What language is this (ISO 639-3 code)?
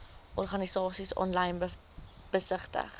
afr